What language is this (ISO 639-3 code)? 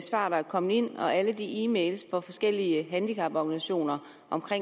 dan